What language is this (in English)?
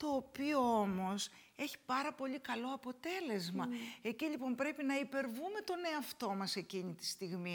Greek